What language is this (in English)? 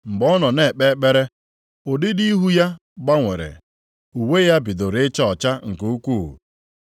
Igbo